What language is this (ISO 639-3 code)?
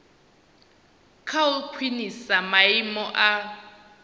ven